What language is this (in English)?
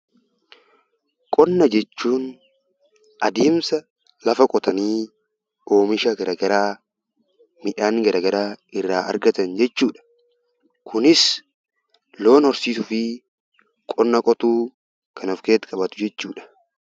Oromo